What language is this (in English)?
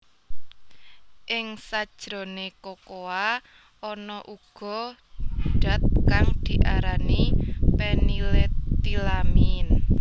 Javanese